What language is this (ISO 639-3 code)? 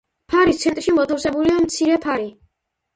kat